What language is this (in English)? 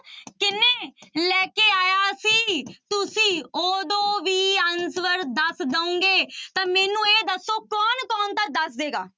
Punjabi